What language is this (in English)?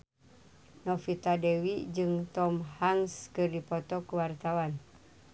Sundanese